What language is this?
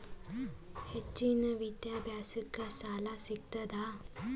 Kannada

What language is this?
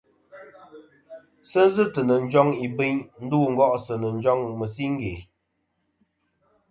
Kom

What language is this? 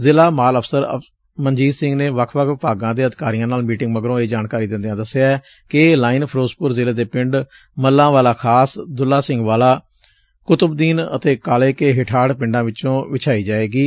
Punjabi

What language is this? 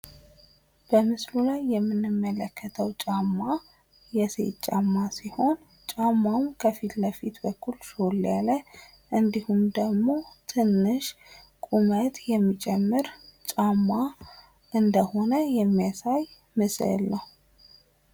Amharic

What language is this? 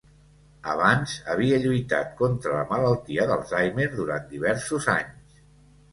Catalan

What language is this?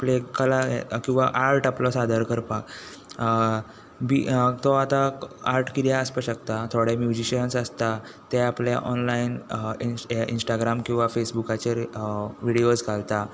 Konkani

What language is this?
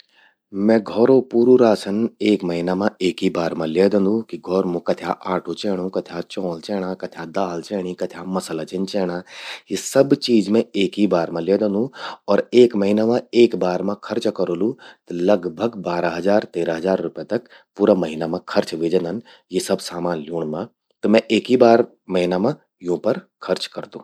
Garhwali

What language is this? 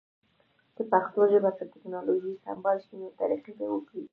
Pashto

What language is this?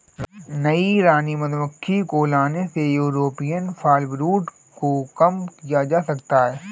Hindi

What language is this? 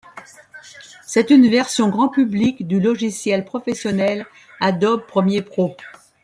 French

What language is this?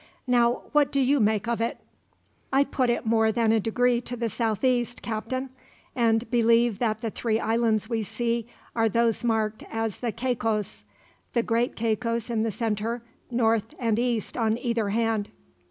English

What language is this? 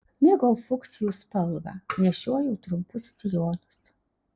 Lithuanian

